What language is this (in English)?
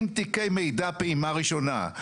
Hebrew